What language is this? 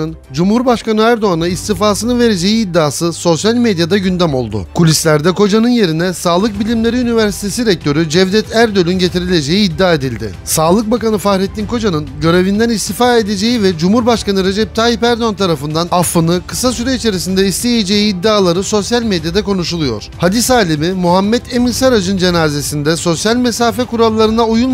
Turkish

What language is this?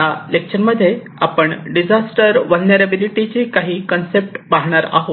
Marathi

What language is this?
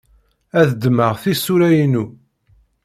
Kabyle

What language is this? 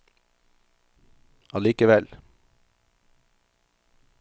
Norwegian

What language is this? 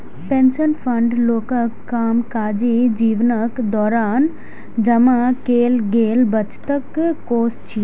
Maithili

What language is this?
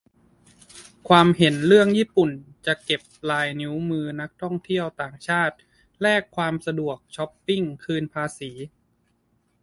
Thai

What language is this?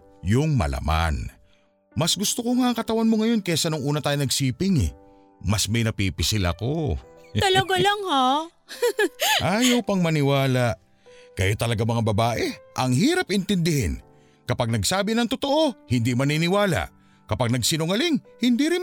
Filipino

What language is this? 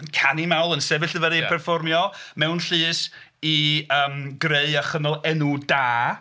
Welsh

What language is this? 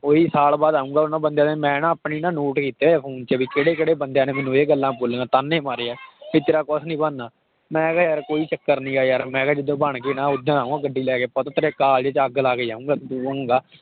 Punjabi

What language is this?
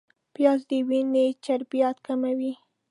Pashto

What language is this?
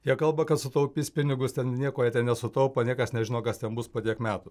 Lithuanian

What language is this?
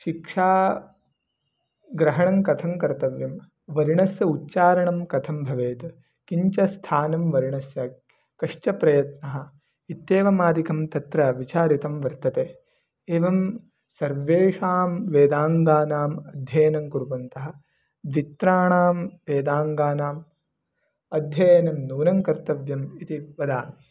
Sanskrit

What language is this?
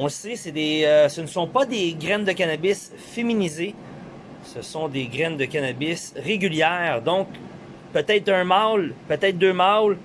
French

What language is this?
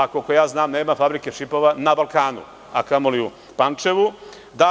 Serbian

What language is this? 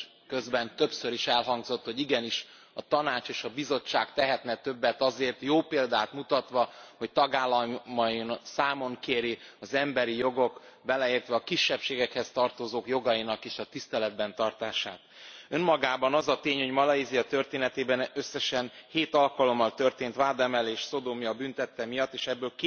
Hungarian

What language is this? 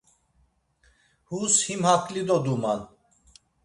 Laz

